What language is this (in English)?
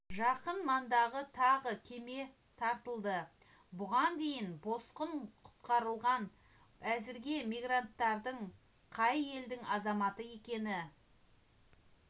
Kazakh